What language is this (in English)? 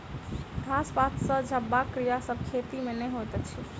Maithili